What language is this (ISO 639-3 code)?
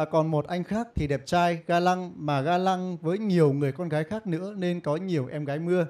vie